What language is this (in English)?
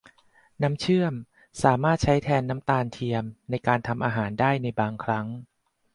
Thai